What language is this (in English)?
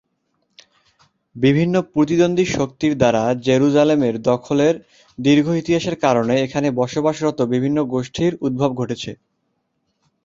Bangla